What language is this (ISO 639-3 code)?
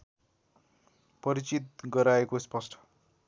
nep